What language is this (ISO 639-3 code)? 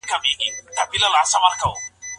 pus